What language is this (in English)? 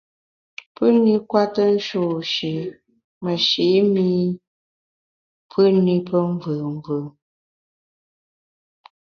Bamun